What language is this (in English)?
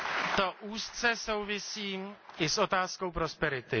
Czech